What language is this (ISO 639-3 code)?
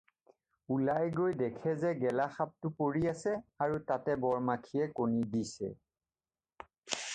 asm